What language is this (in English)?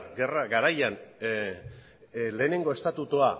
Basque